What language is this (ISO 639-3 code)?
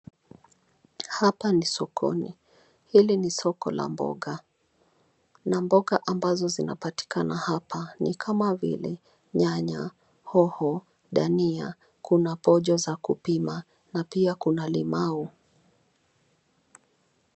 swa